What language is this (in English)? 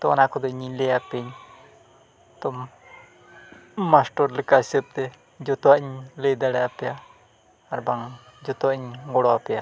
Santali